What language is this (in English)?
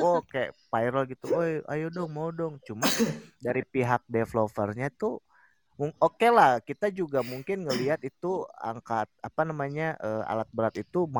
Indonesian